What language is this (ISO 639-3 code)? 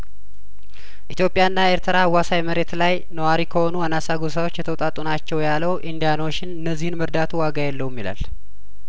amh